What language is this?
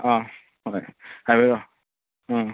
Manipuri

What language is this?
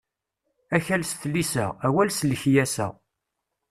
Kabyle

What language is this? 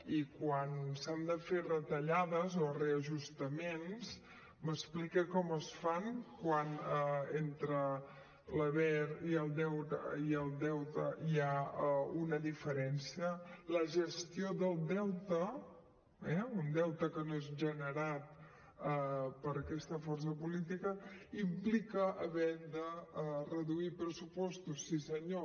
Catalan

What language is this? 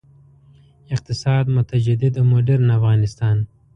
Pashto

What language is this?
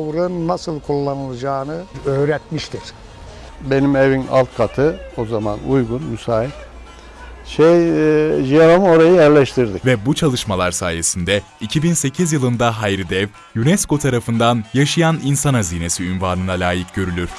Turkish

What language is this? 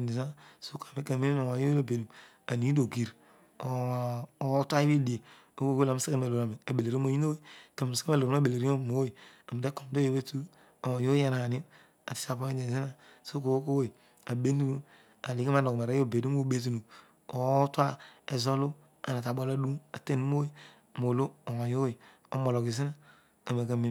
Odual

